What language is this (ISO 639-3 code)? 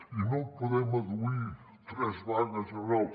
cat